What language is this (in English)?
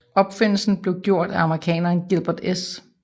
Danish